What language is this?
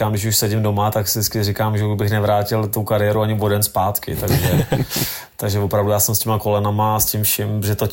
Czech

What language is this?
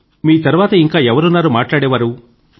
Telugu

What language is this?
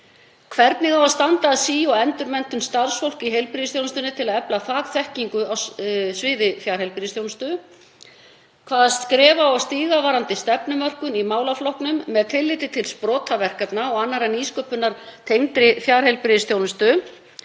Icelandic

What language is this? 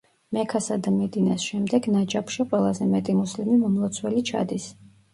Georgian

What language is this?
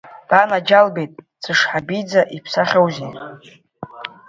Abkhazian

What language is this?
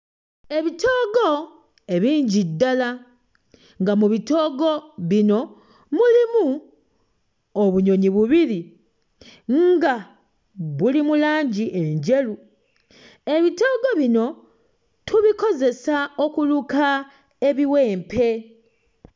Ganda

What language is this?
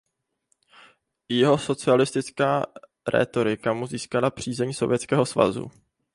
Czech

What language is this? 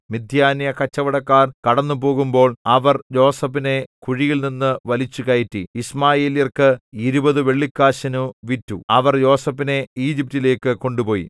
Malayalam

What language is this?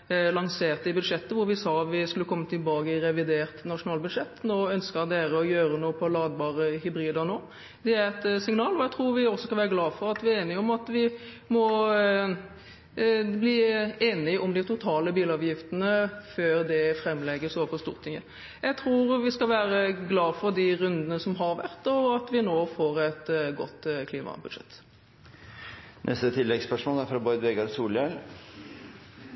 Norwegian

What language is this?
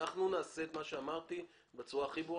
Hebrew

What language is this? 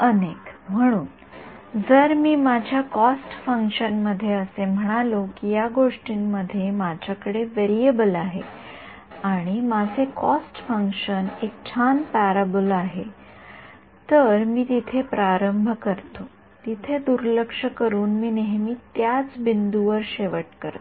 Marathi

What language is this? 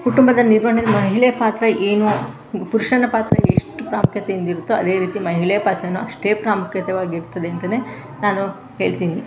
Kannada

